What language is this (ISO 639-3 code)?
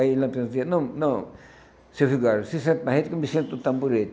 por